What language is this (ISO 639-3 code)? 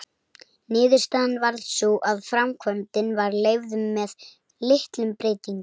isl